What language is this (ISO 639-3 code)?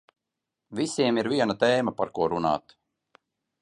lav